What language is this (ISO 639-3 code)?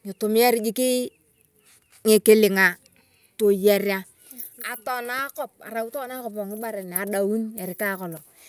tuv